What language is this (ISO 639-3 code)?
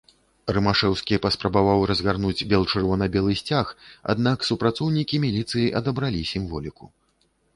bel